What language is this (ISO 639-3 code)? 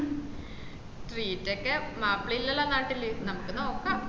mal